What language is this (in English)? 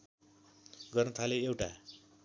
Nepali